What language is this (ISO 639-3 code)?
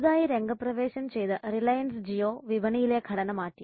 mal